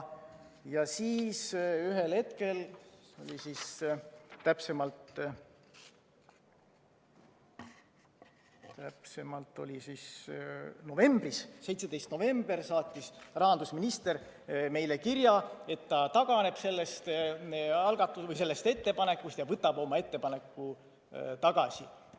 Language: Estonian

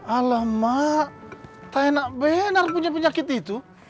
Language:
Indonesian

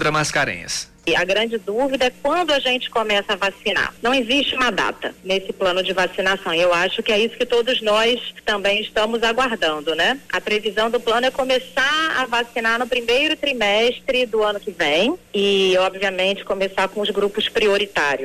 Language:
Portuguese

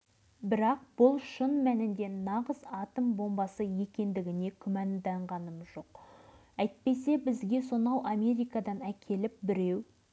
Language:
Kazakh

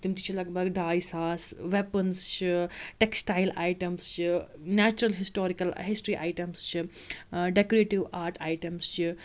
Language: Kashmiri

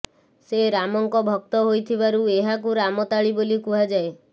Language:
Odia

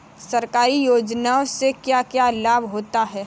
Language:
Hindi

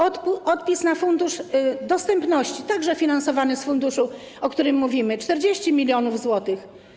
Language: Polish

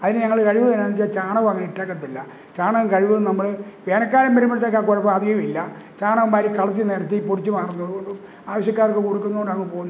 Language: Malayalam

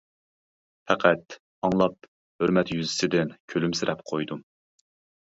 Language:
Uyghur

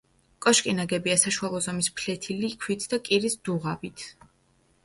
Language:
Georgian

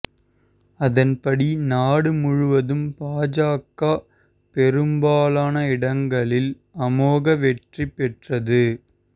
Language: Tamil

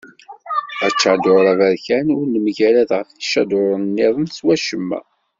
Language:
Kabyle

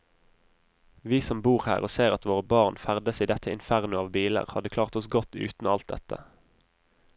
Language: Norwegian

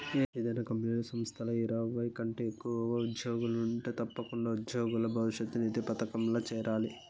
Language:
Telugu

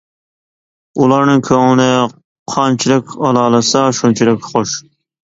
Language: Uyghur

